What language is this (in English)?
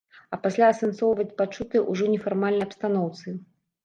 Belarusian